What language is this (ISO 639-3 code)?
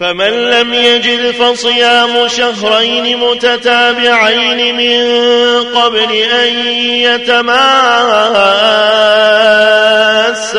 ara